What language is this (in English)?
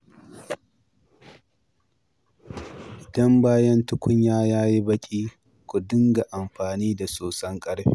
Hausa